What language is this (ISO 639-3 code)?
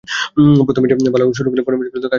ben